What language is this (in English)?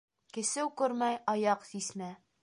Bashkir